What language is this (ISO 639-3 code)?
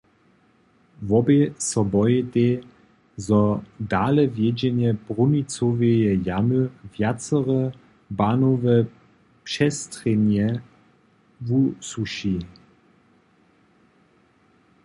hsb